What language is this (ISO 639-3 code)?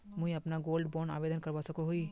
mag